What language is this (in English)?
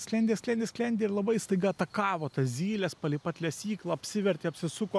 Lithuanian